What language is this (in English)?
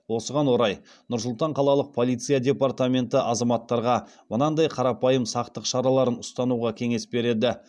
Kazakh